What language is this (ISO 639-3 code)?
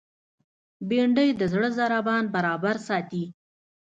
pus